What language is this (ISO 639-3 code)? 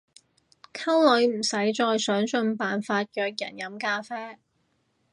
yue